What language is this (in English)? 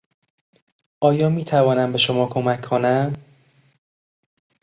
Persian